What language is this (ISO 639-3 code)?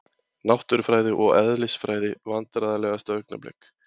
isl